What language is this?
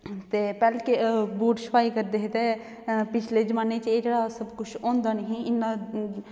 Dogri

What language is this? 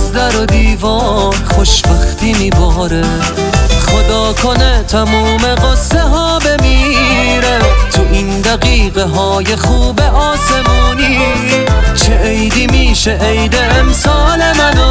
Persian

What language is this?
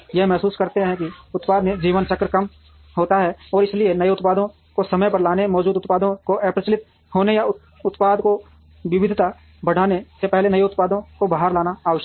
Hindi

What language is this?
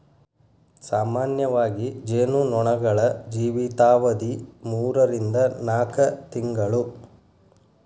Kannada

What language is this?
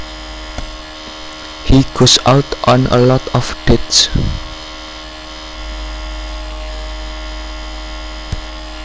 Javanese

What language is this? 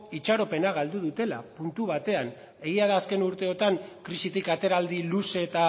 Basque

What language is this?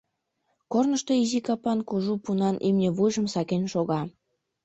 Mari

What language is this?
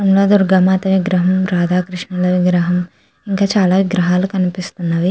Telugu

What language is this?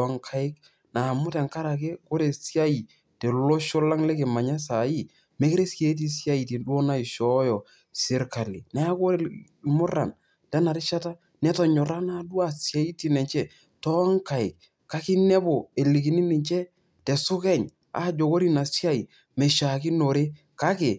Masai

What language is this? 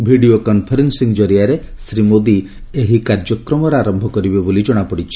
Odia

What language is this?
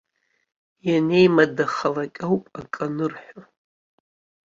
Abkhazian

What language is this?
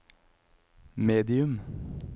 Norwegian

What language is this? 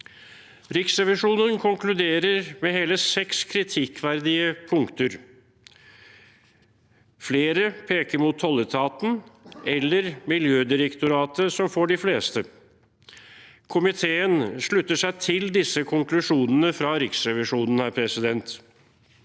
Norwegian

